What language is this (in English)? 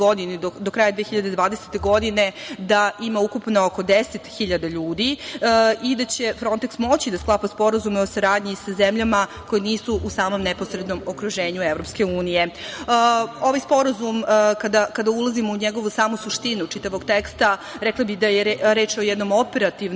Serbian